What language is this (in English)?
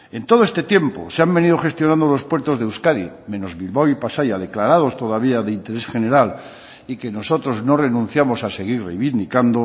Spanish